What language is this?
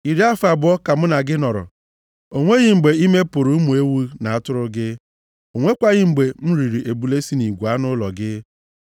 Igbo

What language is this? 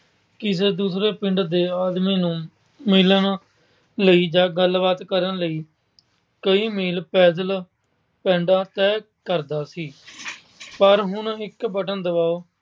Punjabi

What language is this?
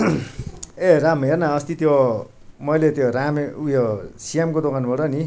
Nepali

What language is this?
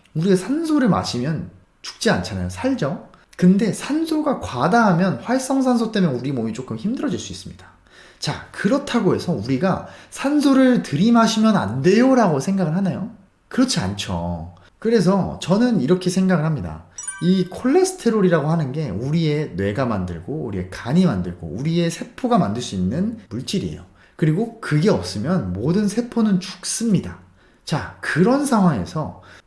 Korean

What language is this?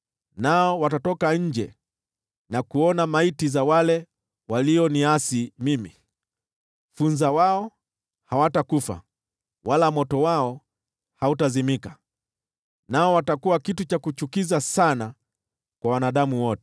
Swahili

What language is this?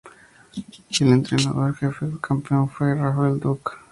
Spanish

